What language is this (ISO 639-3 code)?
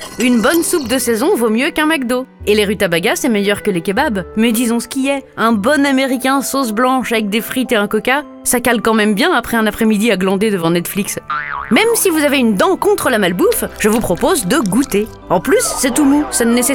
fra